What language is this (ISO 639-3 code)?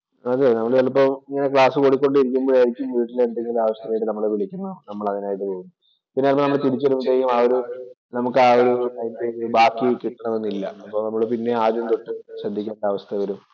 mal